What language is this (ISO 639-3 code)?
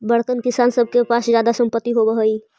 mag